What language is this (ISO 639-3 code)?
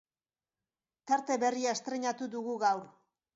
eus